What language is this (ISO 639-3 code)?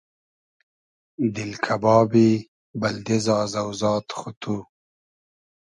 haz